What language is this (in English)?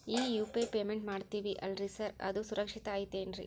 Kannada